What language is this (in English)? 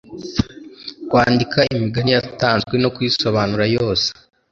Kinyarwanda